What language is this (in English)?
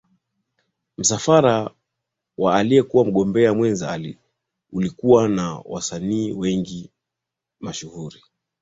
Swahili